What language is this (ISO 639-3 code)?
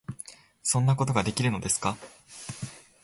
jpn